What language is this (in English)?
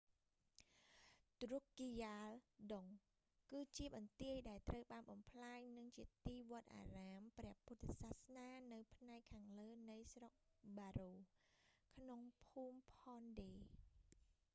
Khmer